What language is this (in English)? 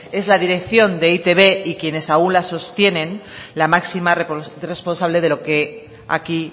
Spanish